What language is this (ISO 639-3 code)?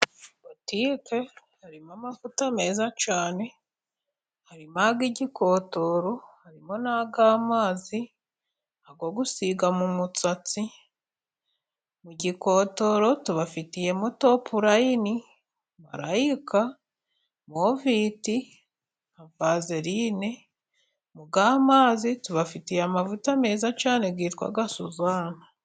kin